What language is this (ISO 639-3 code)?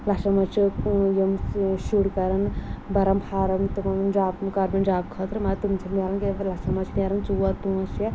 kas